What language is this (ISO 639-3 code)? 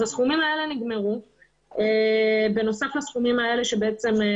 heb